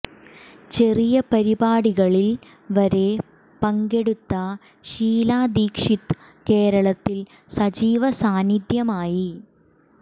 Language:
Malayalam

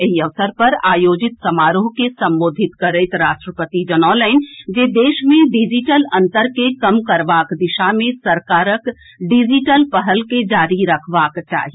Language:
Maithili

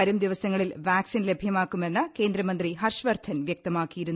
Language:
Malayalam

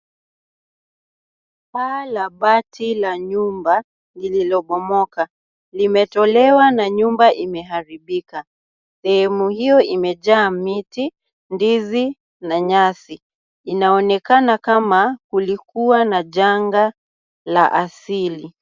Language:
Swahili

